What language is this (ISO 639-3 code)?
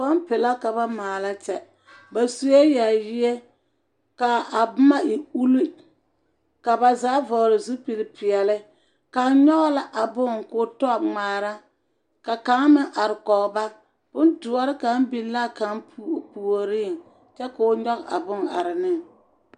dga